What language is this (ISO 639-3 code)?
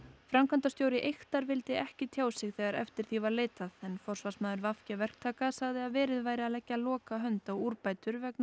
isl